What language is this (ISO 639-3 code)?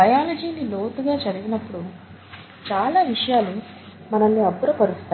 tel